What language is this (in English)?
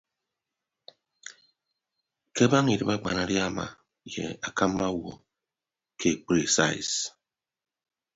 Ibibio